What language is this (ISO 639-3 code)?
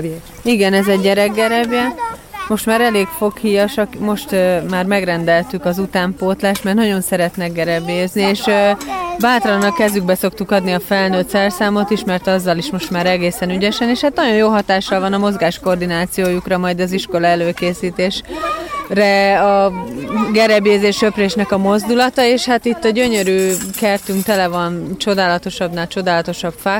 hun